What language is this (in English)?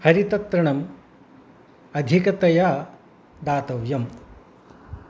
Sanskrit